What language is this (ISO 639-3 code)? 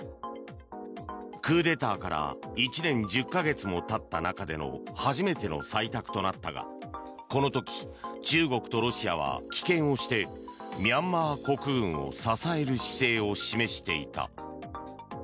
jpn